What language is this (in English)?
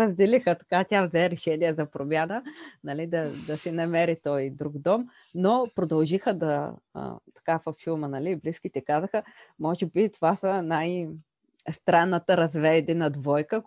Bulgarian